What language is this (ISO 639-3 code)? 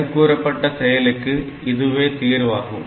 tam